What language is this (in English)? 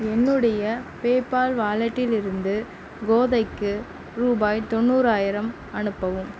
Tamil